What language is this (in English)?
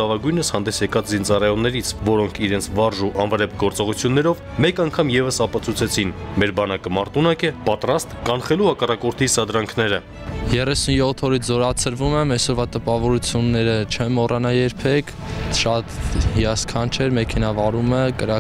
Russian